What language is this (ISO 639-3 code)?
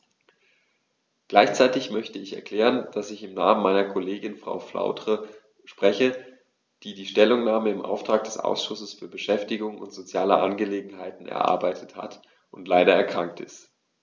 deu